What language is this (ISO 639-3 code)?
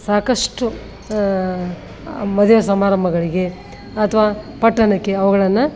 kan